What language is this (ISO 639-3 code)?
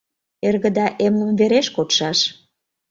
chm